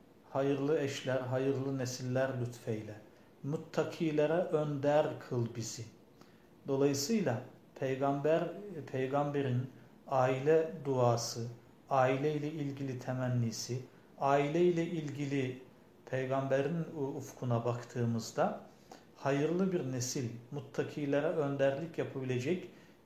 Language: Turkish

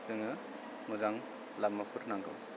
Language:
Bodo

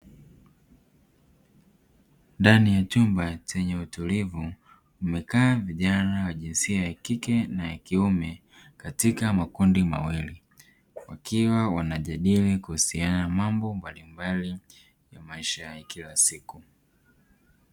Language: Swahili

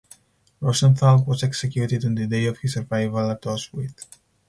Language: English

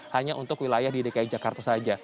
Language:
Indonesian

